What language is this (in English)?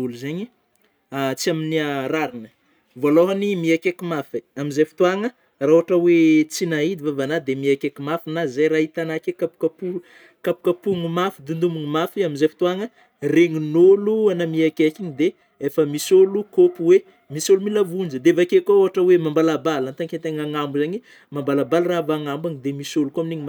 Northern Betsimisaraka Malagasy